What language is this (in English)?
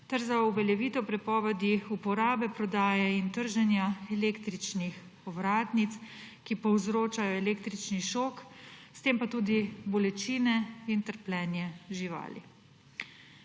Slovenian